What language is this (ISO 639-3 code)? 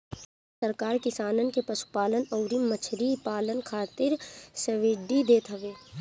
bho